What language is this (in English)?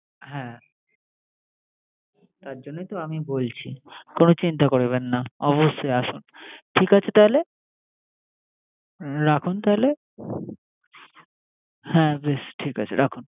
Bangla